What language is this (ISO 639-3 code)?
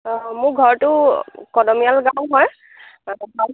asm